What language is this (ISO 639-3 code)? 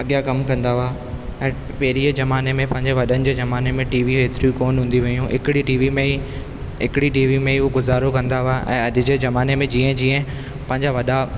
snd